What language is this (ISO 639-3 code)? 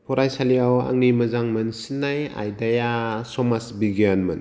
brx